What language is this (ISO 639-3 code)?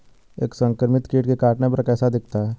hin